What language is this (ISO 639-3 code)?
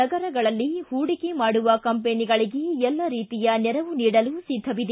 kan